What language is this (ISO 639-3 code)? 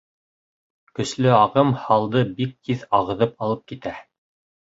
bak